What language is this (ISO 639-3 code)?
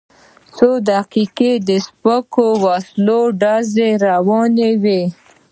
pus